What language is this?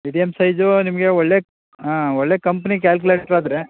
Kannada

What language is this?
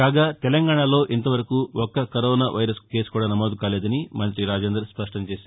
Telugu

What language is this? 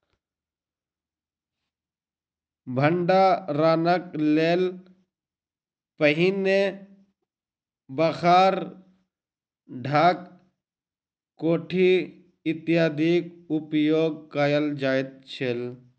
Maithili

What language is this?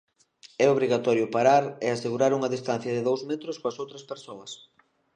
Galician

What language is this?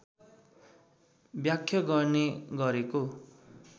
Nepali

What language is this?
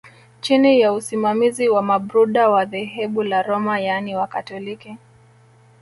Swahili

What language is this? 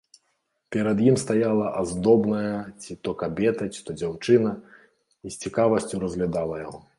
Belarusian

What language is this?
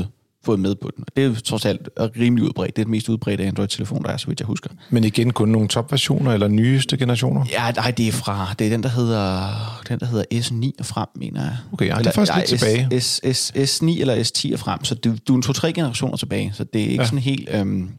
Danish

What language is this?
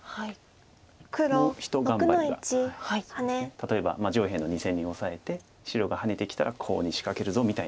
Japanese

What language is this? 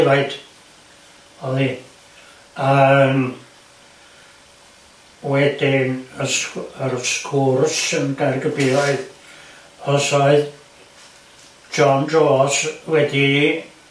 Welsh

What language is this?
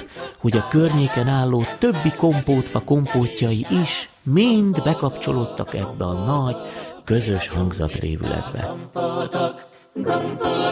Hungarian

